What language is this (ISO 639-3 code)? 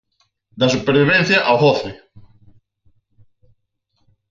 glg